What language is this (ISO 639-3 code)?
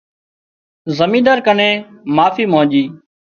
kxp